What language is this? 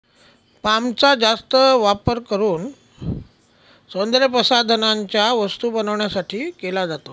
Marathi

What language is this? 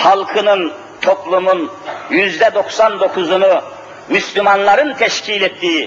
Turkish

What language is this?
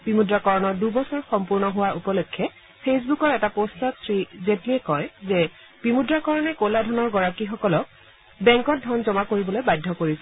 Assamese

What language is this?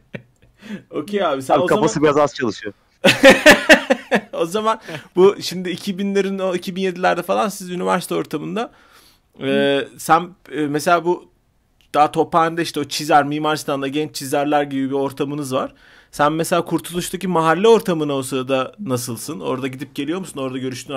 Turkish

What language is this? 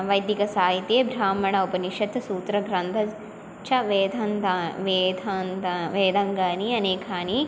Sanskrit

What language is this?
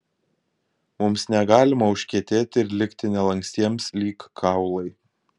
Lithuanian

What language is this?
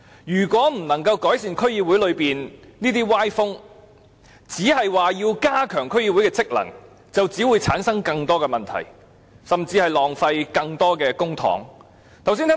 Cantonese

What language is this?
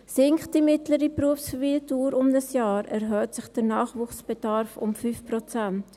Swiss German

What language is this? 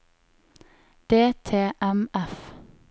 Norwegian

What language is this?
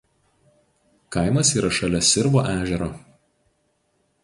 Lithuanian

